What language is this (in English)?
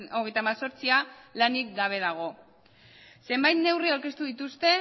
Basque